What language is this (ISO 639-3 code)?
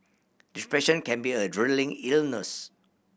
eng